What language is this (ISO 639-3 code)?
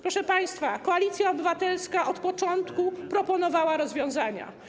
pol